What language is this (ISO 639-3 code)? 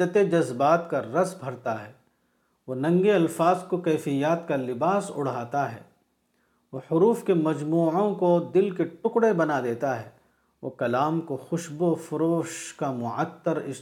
urd